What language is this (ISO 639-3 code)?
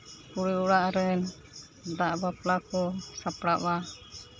sat